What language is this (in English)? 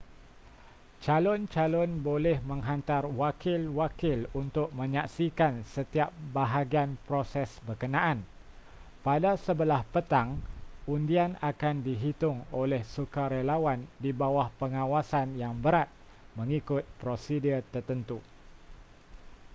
Malay